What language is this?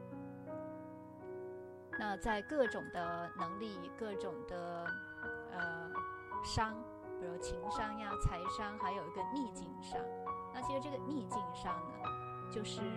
Chinese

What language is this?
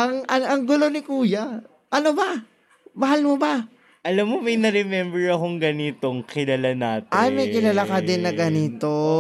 Filipino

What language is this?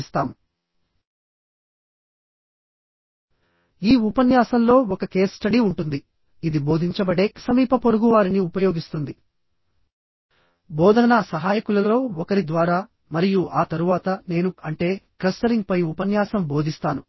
Telugu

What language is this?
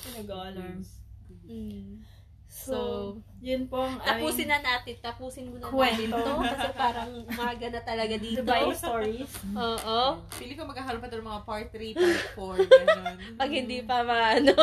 Filipino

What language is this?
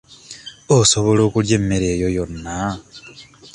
Ganda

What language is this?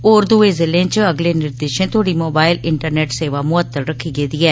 Dogri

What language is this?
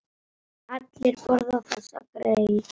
Icelandic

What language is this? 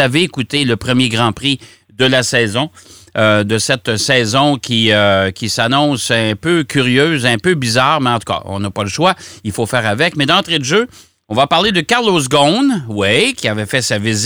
French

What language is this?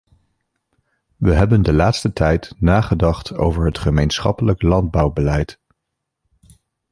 Dutch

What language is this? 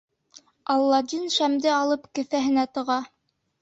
Bashkir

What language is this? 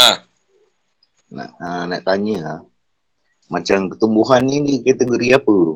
Malay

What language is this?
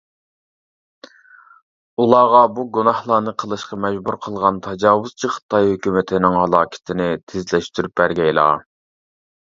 Uyghur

